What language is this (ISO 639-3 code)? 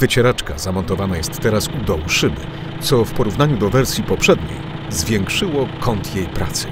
pol